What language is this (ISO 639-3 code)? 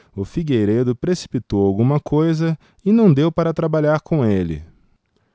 por